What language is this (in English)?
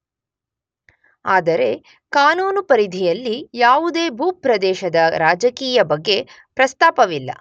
Kannada